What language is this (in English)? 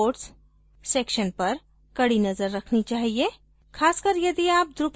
Hindi